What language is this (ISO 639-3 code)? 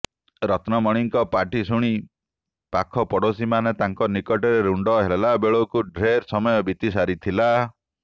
ori